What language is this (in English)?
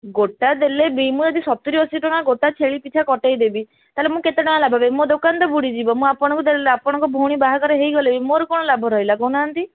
Odia